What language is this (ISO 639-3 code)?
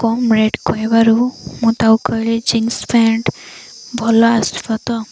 ori